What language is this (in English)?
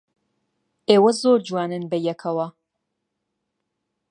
Central Kurdish